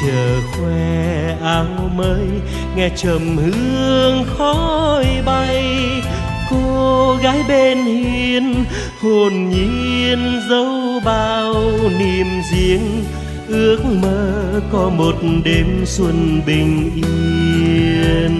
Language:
Vietnamese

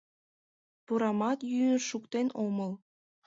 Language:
Mari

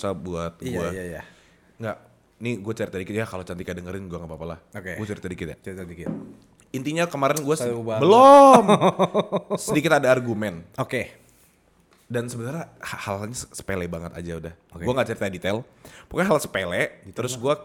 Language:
Indonesian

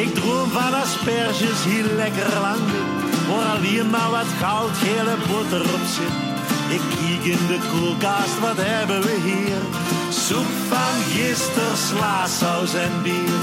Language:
Dutch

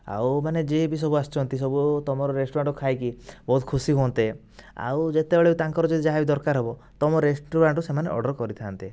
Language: Odia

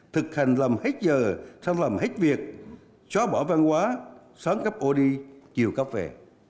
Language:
Vietnamese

